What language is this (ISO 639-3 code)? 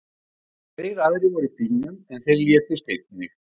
isl